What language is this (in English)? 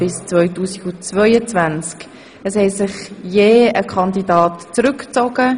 Swiss German